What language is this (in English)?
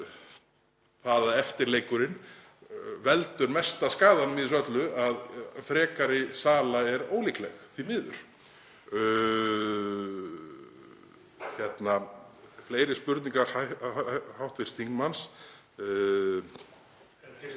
Icelandic